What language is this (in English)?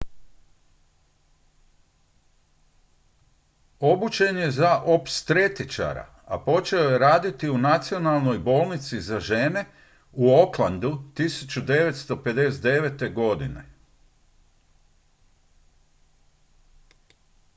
Croatian